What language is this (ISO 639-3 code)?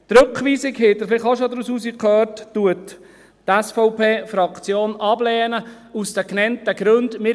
gsw